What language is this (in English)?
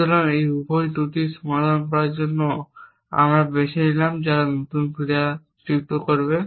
Bangla